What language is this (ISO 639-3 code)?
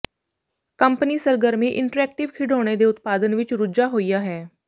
pan